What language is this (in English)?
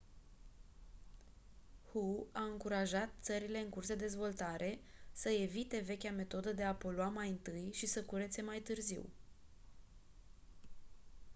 Romanian